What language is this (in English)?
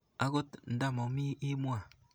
Kalenjin